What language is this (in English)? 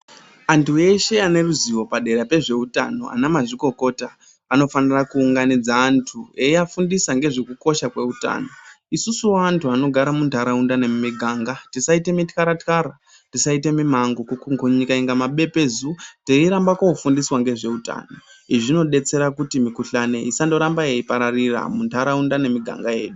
Ndau